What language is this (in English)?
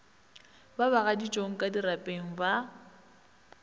Northern Sotho